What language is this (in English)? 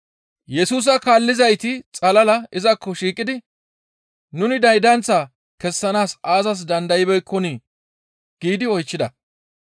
Gamo